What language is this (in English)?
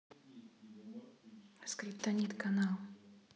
Russian